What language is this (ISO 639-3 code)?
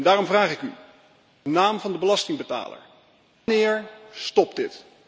nld